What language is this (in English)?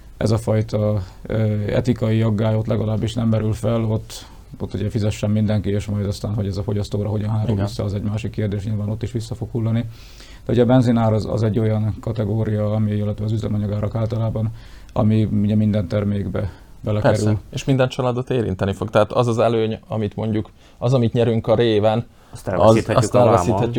Hungarian